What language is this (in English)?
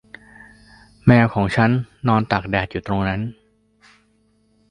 Thai